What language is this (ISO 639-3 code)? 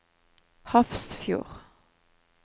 nor